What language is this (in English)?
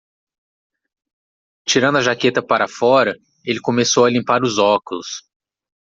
Portuguese